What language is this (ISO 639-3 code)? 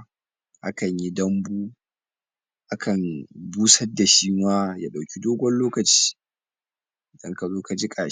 hau